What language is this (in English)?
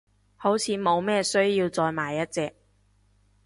Cantonese